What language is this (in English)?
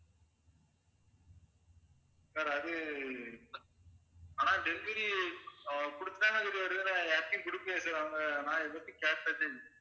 Tamil